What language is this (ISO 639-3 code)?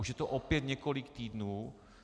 ces